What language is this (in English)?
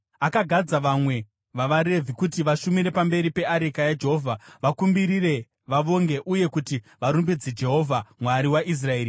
Shona